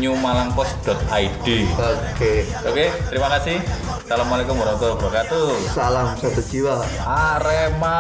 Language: Indonesian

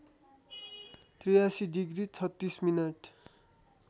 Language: Nepali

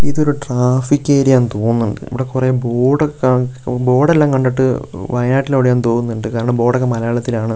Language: Malayalam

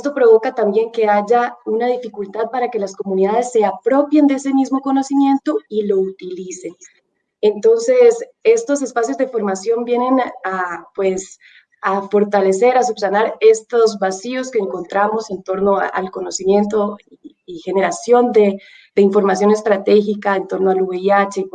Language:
Spanish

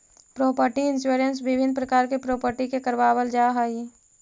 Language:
Magahi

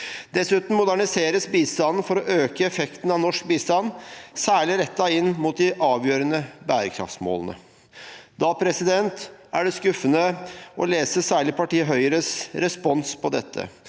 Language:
Norwegian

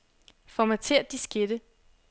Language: Danish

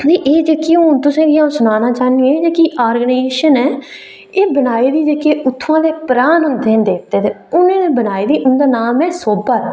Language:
Dogri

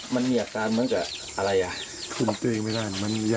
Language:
Thai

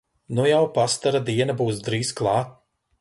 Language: Latvian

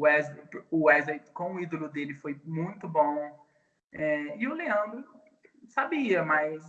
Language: Portuguese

